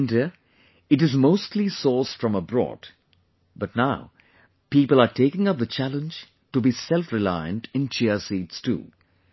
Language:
English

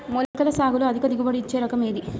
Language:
Telugu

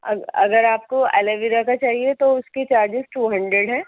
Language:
Urdu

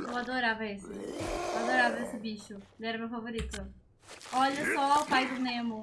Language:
Portuguese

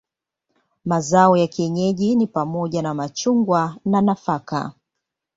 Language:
Swahili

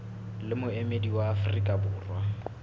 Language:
Southern Sotho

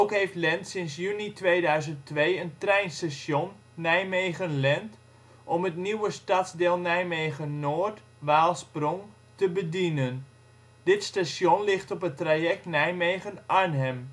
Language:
Dutch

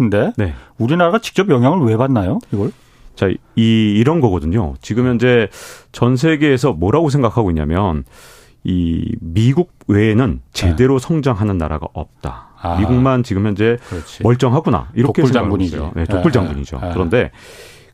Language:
Korean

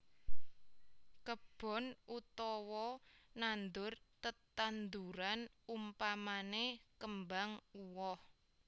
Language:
Javanese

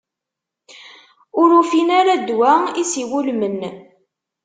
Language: Kabyle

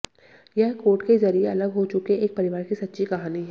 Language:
Hindi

